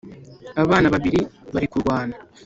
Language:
Kinyarwanda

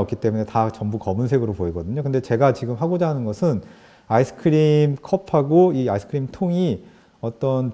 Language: Korean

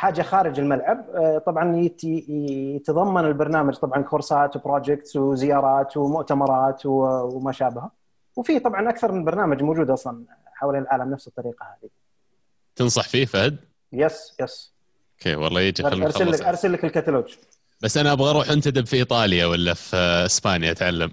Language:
Arabic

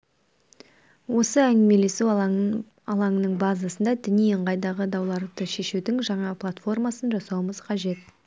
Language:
Kazakh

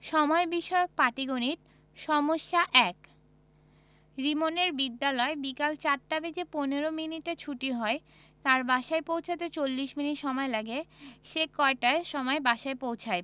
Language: Bangla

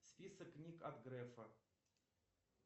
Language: Russian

